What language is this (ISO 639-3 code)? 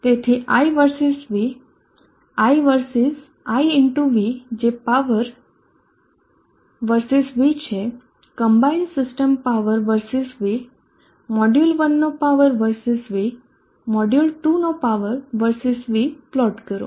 guj